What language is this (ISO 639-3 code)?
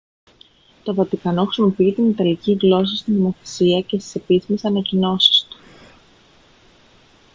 ell